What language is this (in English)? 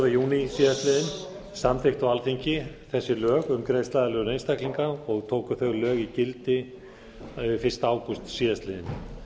Icelandic